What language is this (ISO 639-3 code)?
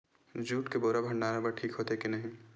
hne